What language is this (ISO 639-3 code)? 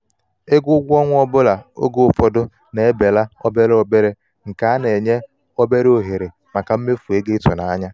ibo